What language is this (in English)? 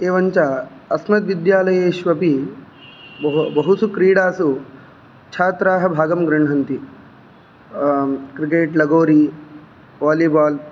Sanskrit